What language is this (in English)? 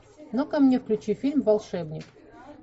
Russian